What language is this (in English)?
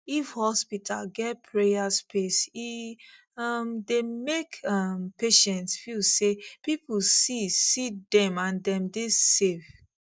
Nigerian Pidgin